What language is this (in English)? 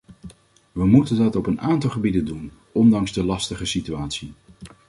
Dutch